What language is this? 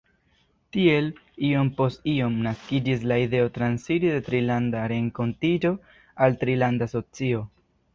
Esperanto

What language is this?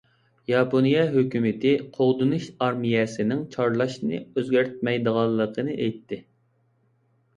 Uyghur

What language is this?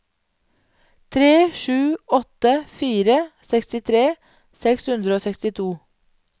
Norwegian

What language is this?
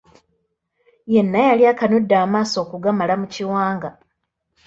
Ganda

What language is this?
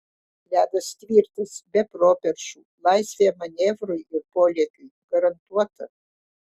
Lithuanian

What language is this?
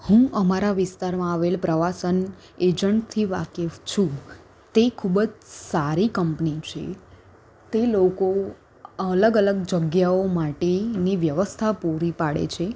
Gujarati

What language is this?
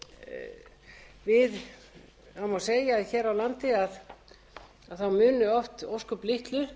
Icelandic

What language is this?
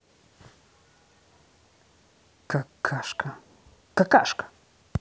Russian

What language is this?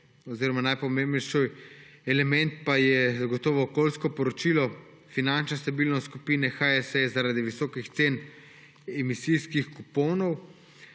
Slovenian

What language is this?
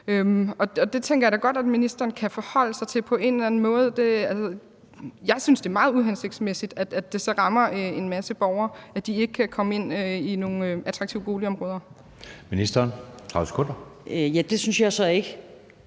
Danish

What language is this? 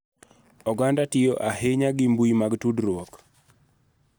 Luo (Kenya and Tanzania)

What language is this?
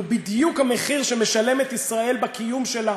Hebrew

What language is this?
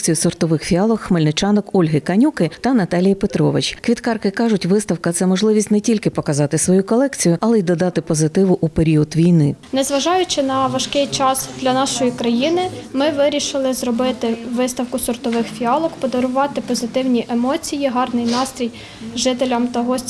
Ukrainian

